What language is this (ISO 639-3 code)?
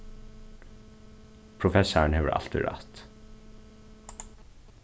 fao